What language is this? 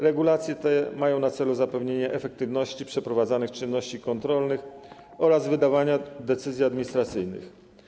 Polish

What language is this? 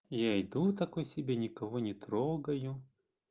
Russian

